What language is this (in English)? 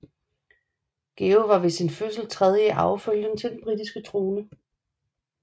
Danish